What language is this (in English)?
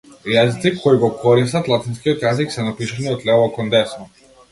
Macedonian